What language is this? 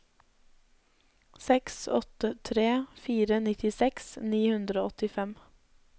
Norwegian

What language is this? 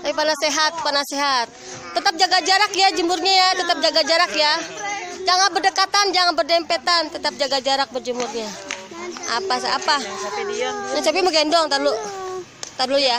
Indonesian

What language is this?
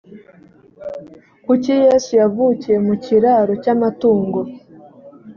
Kinyarwanda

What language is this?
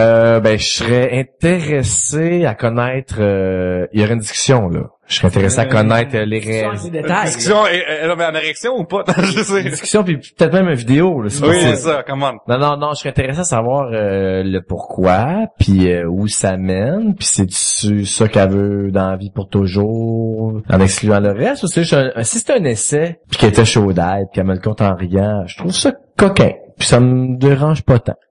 French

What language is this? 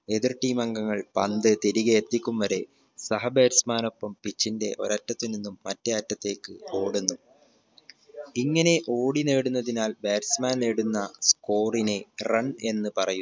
Malayalam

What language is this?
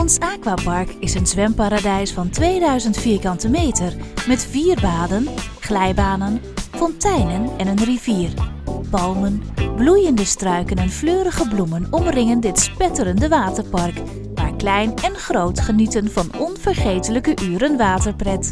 Dutch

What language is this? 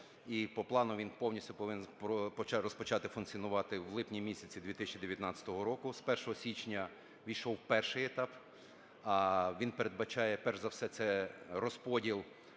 Ukrainian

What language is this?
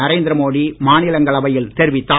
Tamil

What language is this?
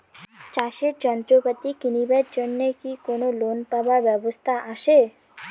Bangla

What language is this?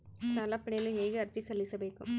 Kannada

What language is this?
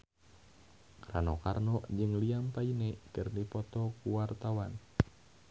Sundanese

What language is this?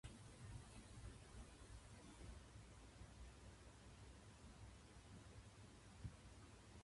Japanese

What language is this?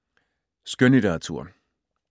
Danish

